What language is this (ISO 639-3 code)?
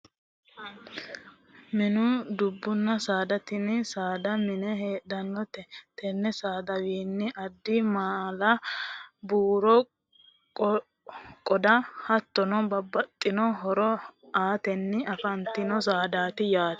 sid